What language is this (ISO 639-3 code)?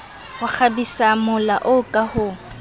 sot